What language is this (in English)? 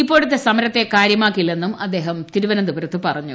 Malayalam